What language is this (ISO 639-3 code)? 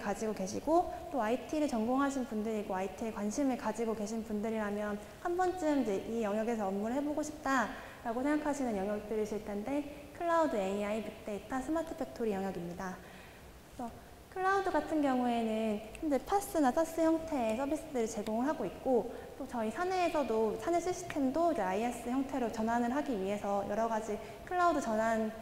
kor